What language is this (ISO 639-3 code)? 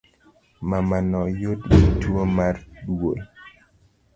luo